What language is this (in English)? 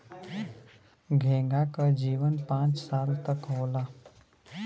Bhojpuri